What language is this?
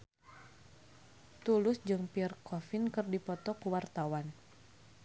Sundanese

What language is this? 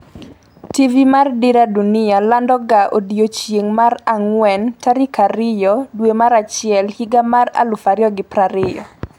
Luo (Kenya and Tanzania)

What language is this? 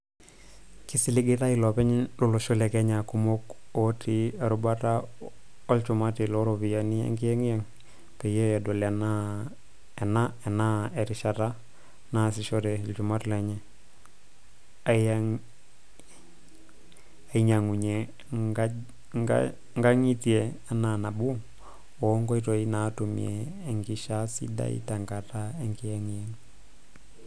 Masai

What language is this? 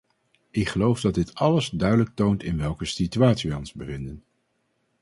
Dutch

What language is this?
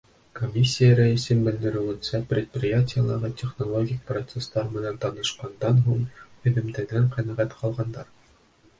Bashkir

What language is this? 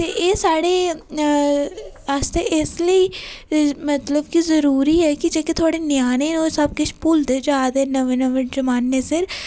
Dogri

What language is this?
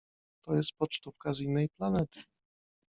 Polish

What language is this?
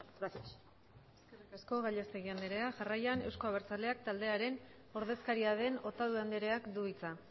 Basque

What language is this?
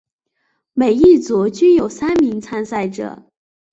Chinese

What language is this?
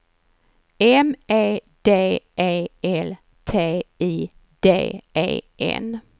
Swedish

